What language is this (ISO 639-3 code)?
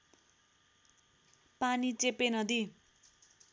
nep